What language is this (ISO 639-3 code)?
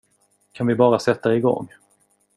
swe